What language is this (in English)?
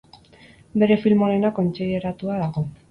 Basque